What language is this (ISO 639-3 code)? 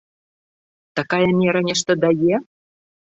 bel